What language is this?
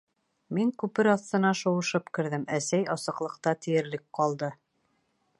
Bashkir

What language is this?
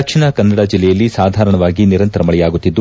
Kannada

